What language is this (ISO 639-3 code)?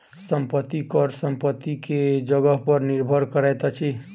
mai